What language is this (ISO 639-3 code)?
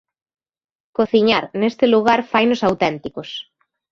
glg